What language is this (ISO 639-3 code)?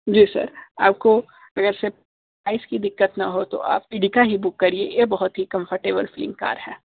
hin